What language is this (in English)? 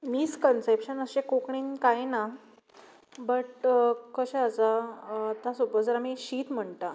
Konkani